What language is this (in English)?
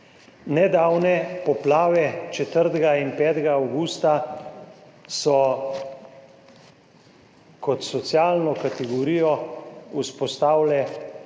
Slovenian